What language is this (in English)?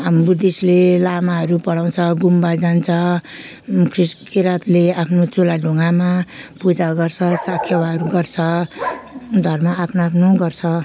Nepali